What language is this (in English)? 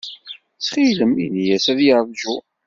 Kabyle